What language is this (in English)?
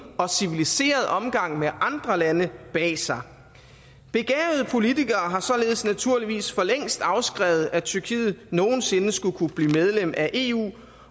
Danish